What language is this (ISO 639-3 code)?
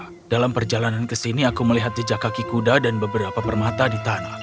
ind